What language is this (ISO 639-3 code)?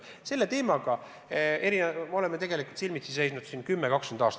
est